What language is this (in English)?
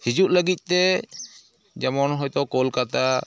Santali